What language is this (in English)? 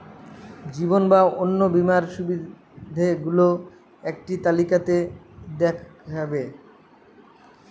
Bangla